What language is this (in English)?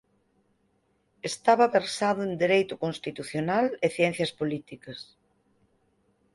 Galician